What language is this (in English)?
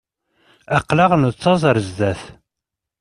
Kabyle